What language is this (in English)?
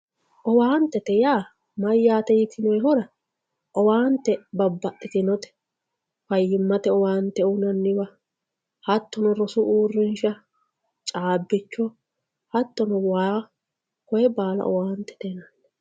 Sidamo